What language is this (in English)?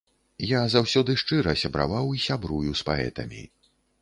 Belarusian